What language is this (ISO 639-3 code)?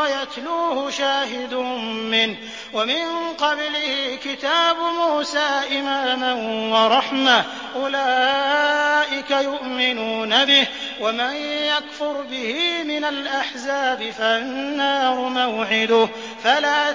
ara